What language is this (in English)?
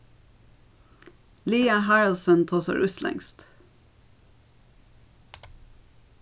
Faroese